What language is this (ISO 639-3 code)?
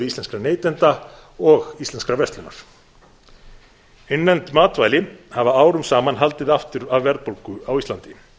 isl